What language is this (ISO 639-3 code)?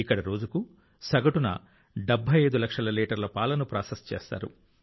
tel